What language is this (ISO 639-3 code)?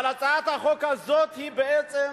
heb